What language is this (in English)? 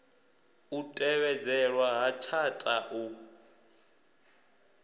Venda